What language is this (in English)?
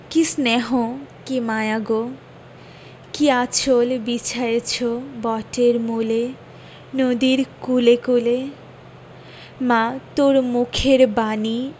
Bangla